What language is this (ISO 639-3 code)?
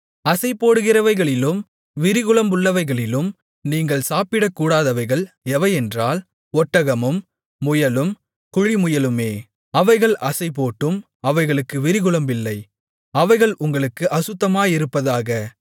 tam